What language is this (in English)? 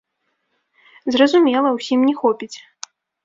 Belarusian